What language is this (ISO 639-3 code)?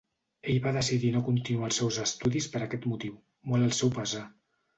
cat